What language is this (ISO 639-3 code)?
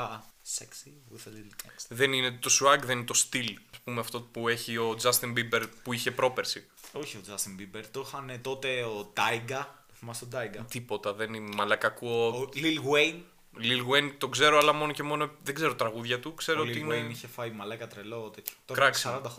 ell